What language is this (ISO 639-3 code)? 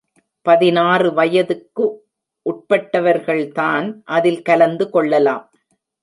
tam